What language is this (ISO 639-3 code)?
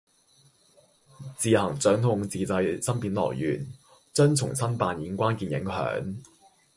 yue